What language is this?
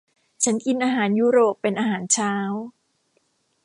Thai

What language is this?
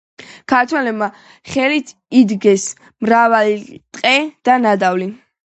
Georgian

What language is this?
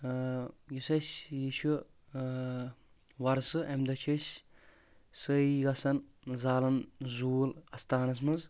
Kashmiri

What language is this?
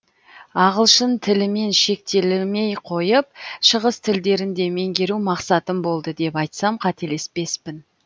Kazakh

